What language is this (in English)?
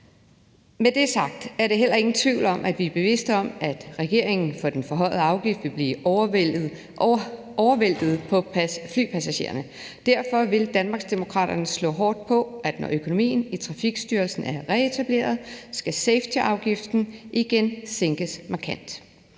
Danish